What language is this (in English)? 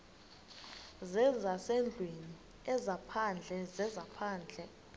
Xhosa